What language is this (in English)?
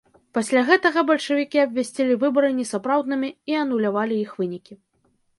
Belarusian